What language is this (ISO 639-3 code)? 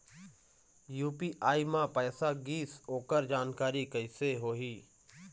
hne